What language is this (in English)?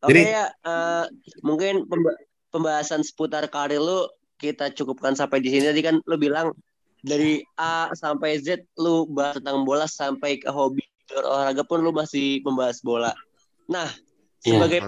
Indonesian